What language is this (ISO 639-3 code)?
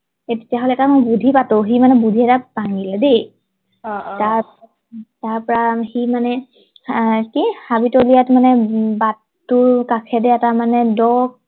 asm